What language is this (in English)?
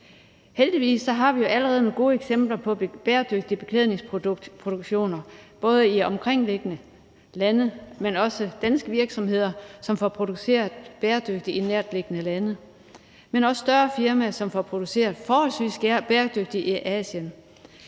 Danish